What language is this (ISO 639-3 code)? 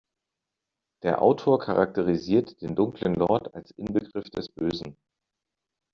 deu